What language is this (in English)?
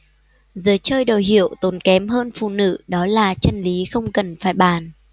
Vietnamese